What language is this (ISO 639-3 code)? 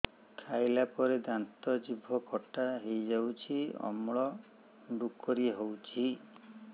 ori